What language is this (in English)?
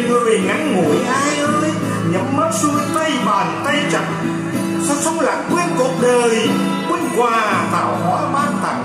Vietnamese